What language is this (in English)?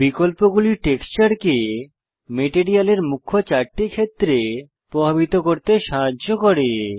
Bangla